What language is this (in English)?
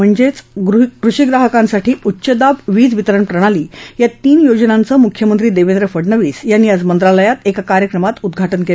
Marathi